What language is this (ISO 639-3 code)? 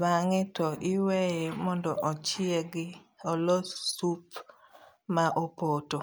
luo